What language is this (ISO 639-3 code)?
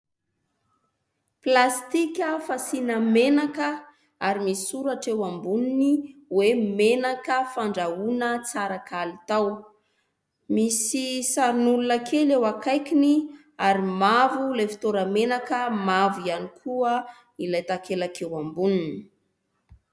mlg